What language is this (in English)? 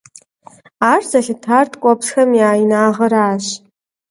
Kabardian